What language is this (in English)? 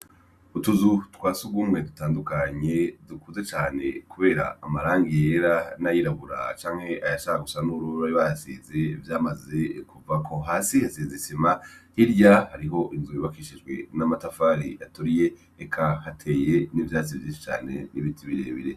Rundi